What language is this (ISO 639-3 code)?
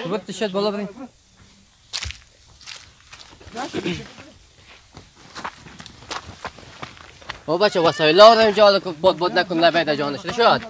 fas